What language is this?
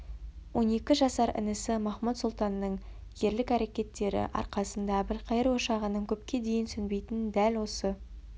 Kazakh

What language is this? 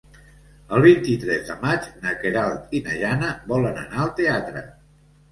Catalan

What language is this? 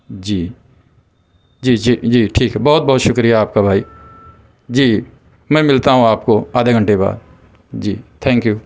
Urdu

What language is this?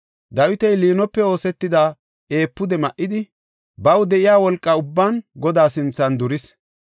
Gofa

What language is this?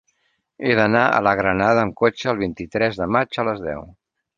Catalan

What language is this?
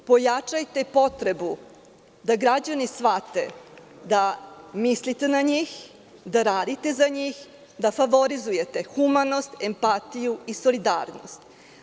Serbian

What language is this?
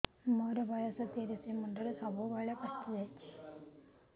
Odia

